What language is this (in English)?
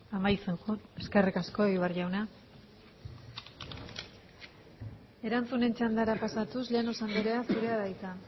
Basque